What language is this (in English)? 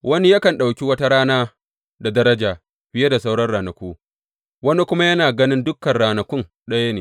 Hausa